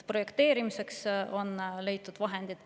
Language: Estonian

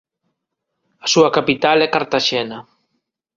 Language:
Galician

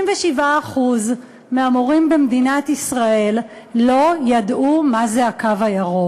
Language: Hebrew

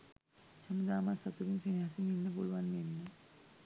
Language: Sinhala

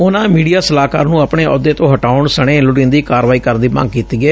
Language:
Punjabi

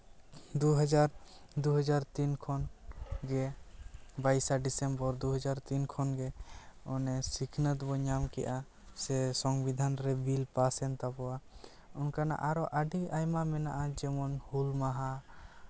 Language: Santali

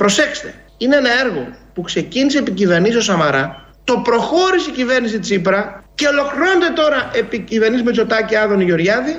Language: Greek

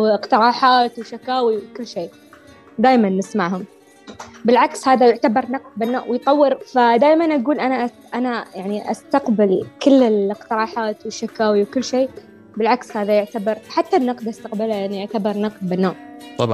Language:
Arabic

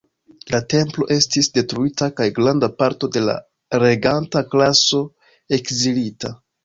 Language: Esperanto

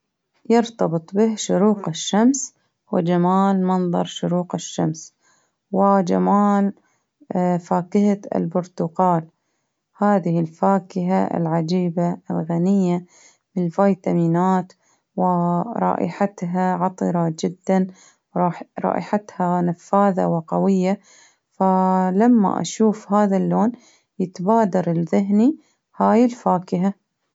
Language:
Baharna Arabic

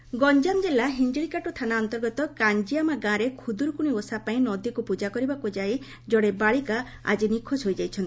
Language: Odia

